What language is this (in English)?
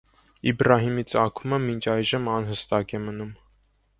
Armenian